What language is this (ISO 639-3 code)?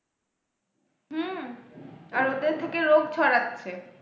ben